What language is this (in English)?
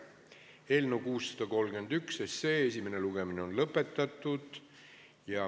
Estonian